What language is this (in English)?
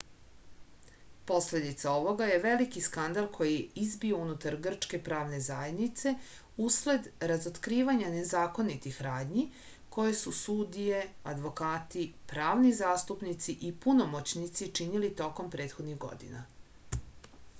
Serbian